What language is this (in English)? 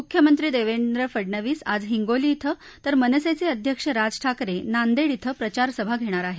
Marathi